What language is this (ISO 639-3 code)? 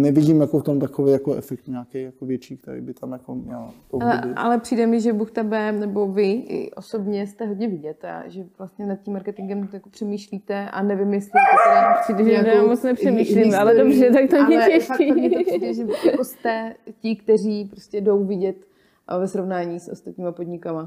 ces